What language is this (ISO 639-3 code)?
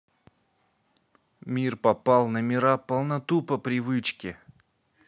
rus